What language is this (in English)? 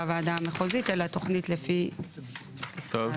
Hebrew